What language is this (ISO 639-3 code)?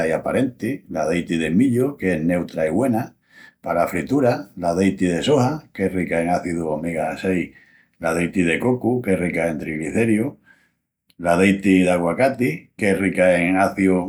ext